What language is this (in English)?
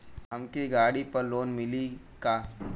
Bhojpuri